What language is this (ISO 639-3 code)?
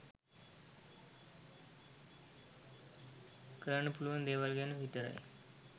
sin